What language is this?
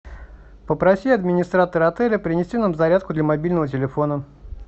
Russian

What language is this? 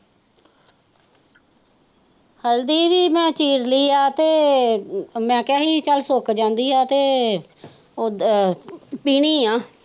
Punjabi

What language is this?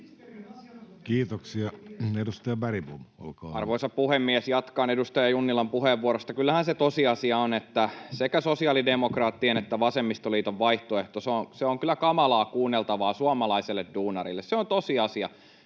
Finnish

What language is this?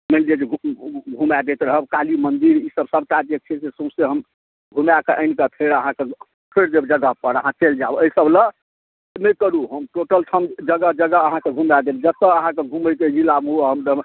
Maithili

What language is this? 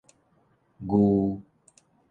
Min Nan Chinese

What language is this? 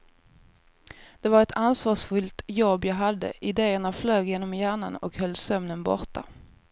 Swedish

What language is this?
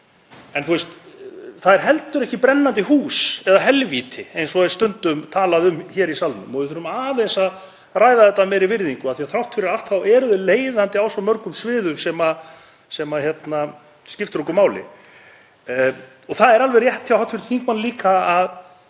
Icelandic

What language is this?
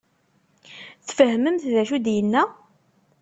Kabyle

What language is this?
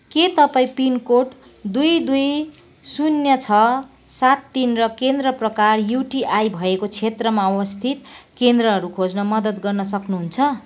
Nepali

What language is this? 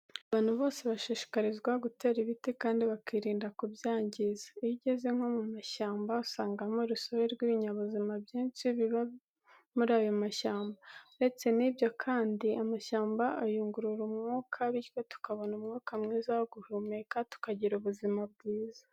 Kinyarwanda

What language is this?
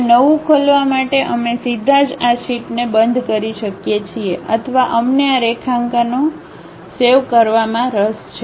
Gujarati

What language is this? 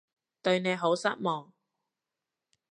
Cantonese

